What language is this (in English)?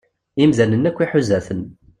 Kabyle